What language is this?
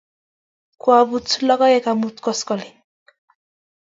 Kalenjin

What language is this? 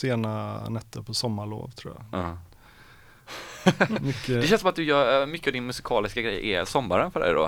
Swedish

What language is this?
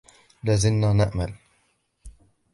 Arabic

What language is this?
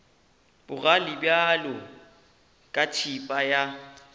Northern Sotho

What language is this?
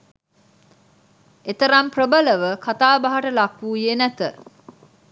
Sinhala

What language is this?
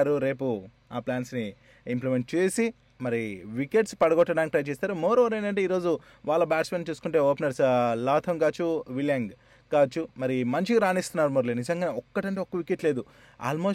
Telugu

